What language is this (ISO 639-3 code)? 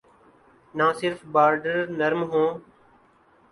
urd